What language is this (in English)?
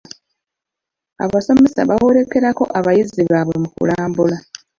Ganda